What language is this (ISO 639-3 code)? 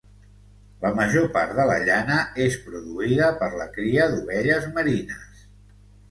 cat